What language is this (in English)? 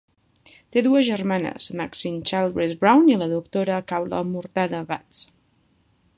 Catalan